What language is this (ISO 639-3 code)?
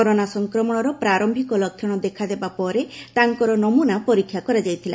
ori